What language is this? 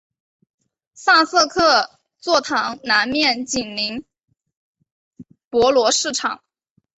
Chinese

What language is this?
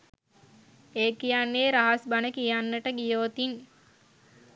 Sinhala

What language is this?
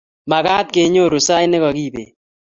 Kalenjin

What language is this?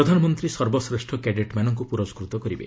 Odia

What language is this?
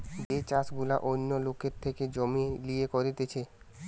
Bangla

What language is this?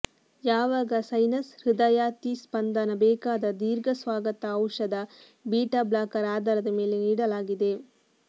Kannada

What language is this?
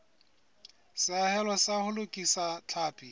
Southern Sotho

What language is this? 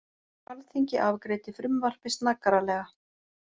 Icelandic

